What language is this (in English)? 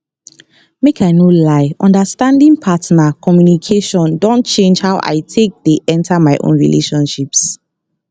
Nigerian Pidgin